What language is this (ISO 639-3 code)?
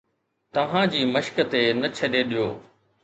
snd